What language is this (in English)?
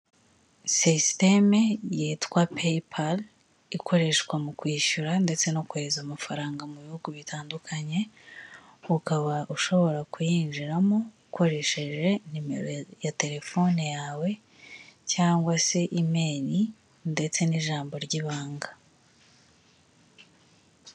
Kinyarwanda